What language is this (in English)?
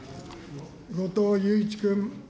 Japanese